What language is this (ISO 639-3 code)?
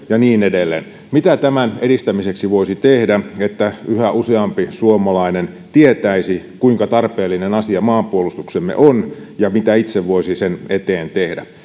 fin